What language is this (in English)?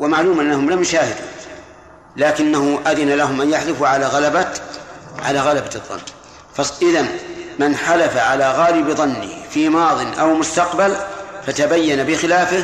Arabic